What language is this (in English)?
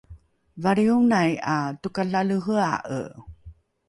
Rukai